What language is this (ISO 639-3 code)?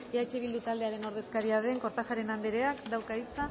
eus